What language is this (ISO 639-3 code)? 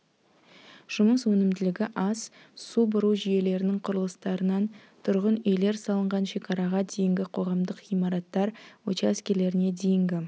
kaz